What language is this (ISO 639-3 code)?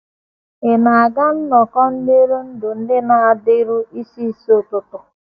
ibo